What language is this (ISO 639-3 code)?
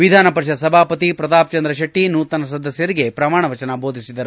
kan